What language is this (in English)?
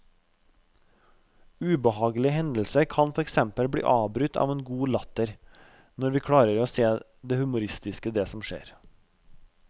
Norwegian